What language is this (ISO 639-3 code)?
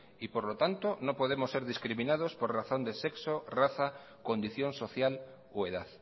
spa